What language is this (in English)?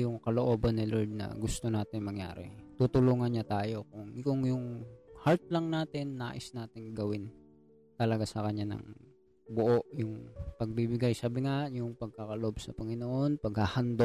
Filipino